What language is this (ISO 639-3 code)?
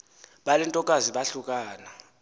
xho